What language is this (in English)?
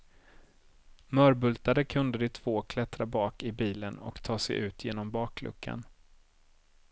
Swedish